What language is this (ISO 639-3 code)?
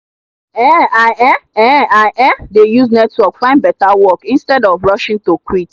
pcm